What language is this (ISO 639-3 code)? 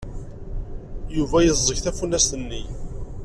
kab